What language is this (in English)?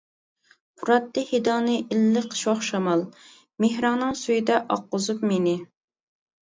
Uyghur